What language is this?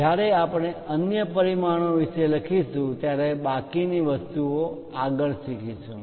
Gujarati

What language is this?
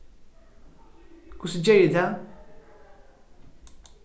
Faroese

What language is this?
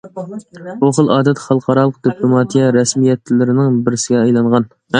Uyghur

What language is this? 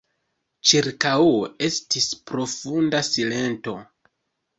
Esperanto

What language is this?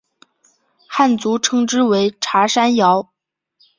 Chinese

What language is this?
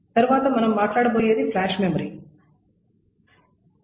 Telugu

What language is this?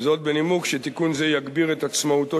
Hebrew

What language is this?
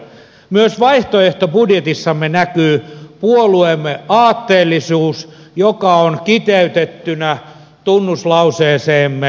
Finnish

